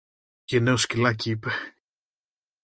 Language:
Greek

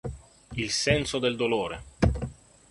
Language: Italian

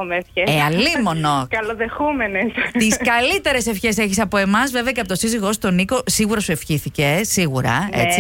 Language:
Greek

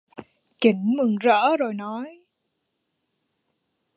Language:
Vietnamese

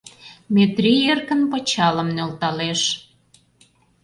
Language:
Mari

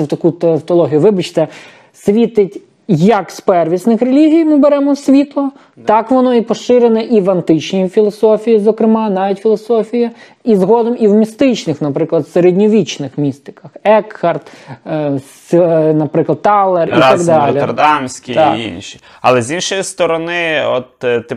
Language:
Ukrainian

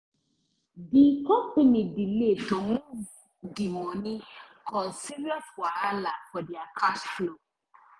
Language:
Nigerian Pidgin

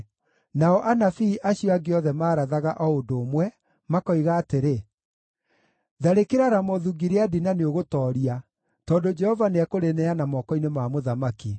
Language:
Kikuyu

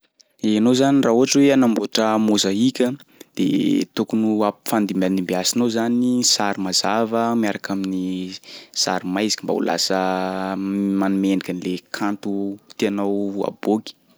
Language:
Sakalava Malagasy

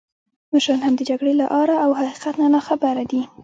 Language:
Pashto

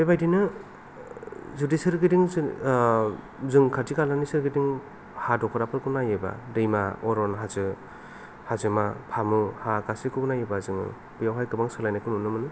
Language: Bodo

